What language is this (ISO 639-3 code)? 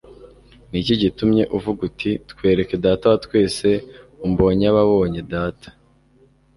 kin